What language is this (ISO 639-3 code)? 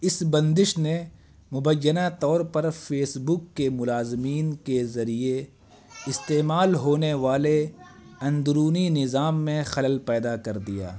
urd